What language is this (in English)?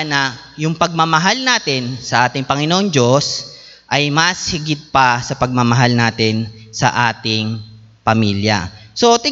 Filipino